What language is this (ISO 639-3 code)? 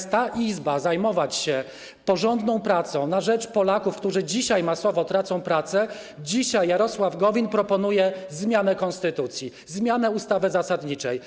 pol